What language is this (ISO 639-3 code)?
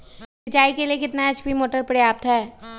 mag